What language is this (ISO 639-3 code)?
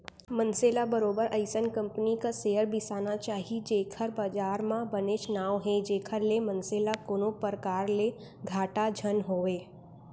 hne